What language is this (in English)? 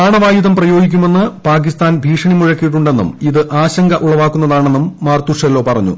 Malayalam